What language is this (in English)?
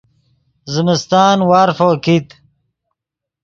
Yidgha